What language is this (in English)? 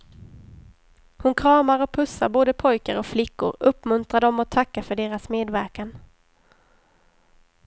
Swedish